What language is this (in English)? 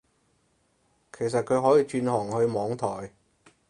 Cantonese